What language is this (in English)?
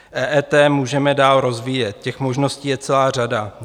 Czech